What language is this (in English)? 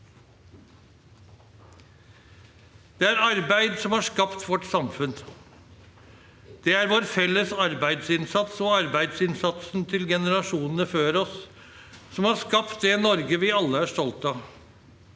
Norwegian